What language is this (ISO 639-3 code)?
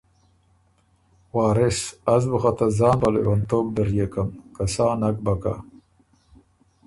oru